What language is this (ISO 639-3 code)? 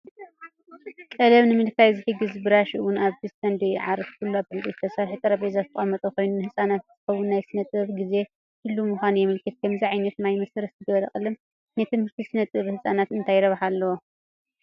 tir